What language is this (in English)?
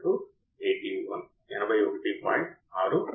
Telugu